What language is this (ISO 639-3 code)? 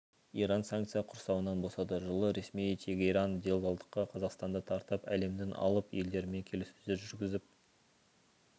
kaz